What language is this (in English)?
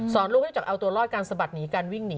Thai